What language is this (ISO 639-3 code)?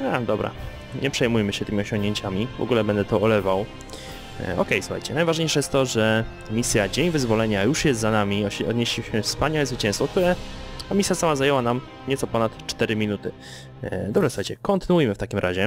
pol